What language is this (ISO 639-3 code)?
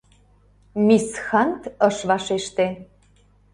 chm